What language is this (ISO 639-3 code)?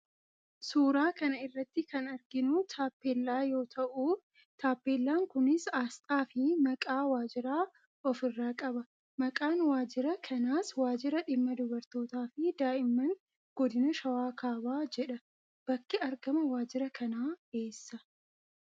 orm